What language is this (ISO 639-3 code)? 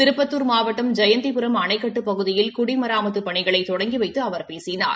tam